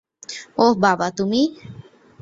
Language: Bangla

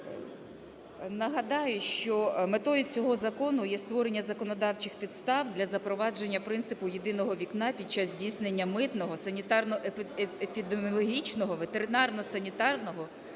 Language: Ukrainian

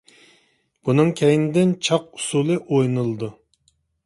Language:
Uyghur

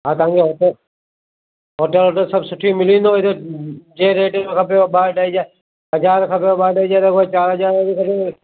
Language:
Sindhi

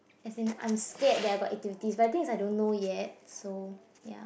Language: English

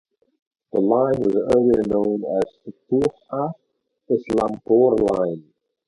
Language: English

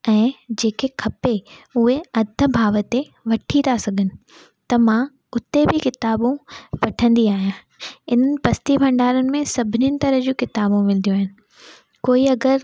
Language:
Sindhi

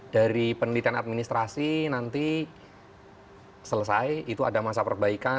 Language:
Indonesian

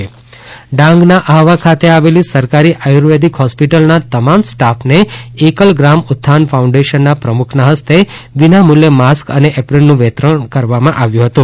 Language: Gujarati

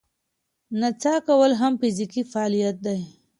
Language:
Pashto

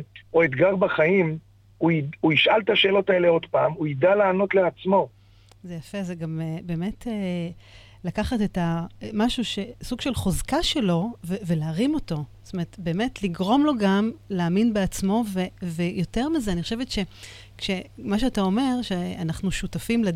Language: Hebrew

